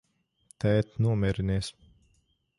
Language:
Latvian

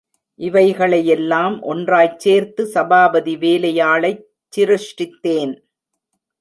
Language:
Tamil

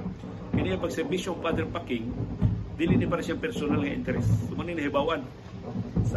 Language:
Filipino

